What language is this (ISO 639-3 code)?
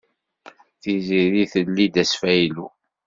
kab